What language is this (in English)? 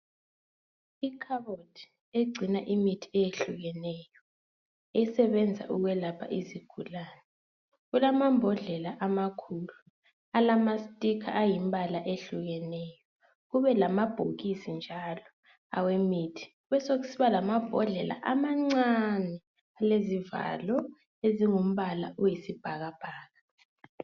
North Ndebele